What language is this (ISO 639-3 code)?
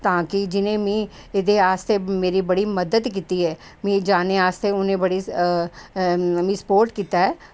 doi